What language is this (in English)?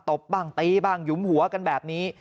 Thai